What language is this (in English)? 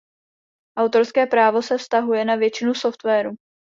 Czech